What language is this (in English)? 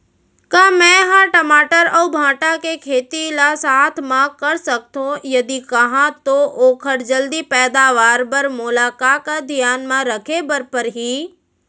Chhattisgarhi